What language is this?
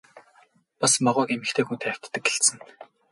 Mongolian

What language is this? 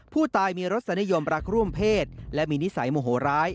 Thai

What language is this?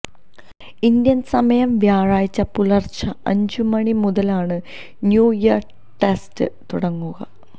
Malayalam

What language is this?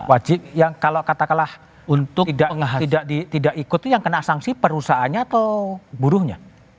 Indonesian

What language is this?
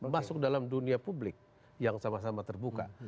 Indonesian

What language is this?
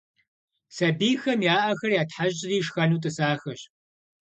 Kabardian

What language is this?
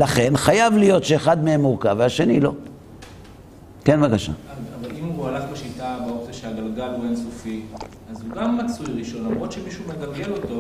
Hebrew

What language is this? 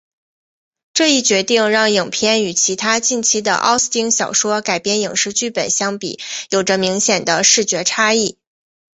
Chinese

